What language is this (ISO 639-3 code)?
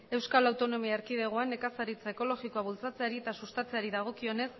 eus